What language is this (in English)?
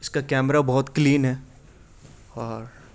Urdu